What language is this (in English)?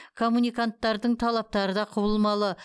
Kazakh